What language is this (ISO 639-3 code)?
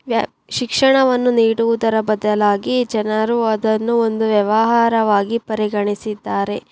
kan